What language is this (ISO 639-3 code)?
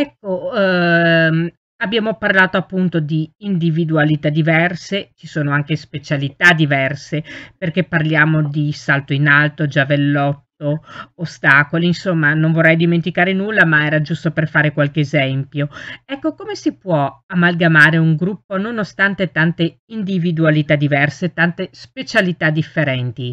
ita